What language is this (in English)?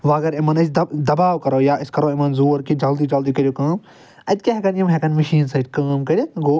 Kashmiri